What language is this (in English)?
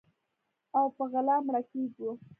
Pashto